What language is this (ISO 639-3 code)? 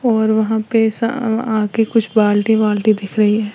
hin